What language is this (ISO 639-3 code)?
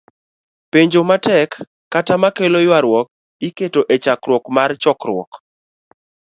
luo